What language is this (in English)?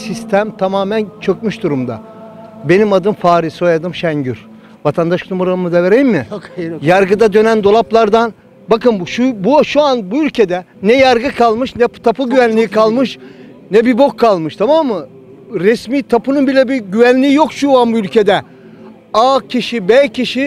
Turkish